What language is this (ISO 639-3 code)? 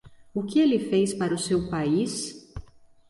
por